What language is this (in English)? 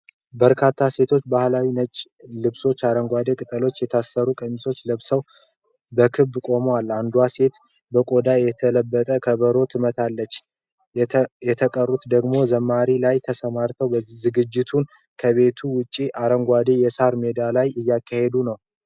Amharic